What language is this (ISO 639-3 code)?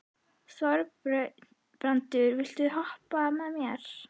isl